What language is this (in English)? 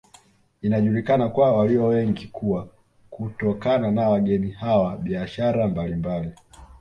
Swahili